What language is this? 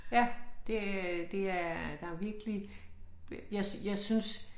Danish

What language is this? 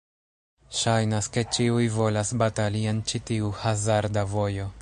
Esperanto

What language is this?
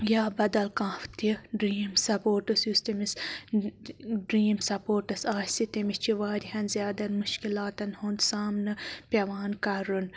Kashmiri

